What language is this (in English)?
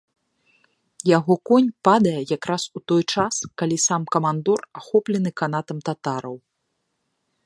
Belarusian